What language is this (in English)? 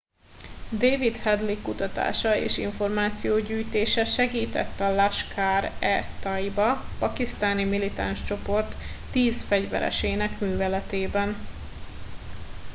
Hungarian